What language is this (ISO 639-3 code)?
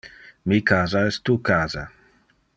ina